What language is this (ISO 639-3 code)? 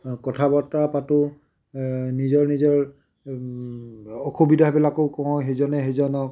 asm